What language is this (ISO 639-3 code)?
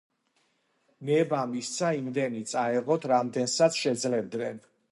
kat